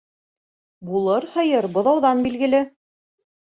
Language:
Bashkir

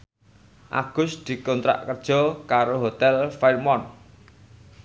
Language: Javanese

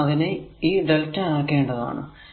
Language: Malayalam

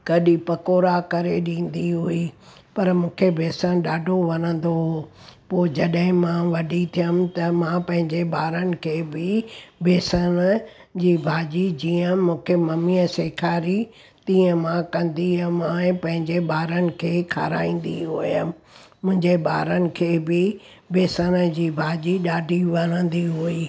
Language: Sindhi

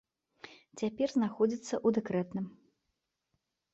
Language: Belarusian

